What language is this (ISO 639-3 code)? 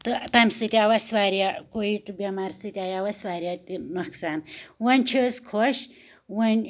kas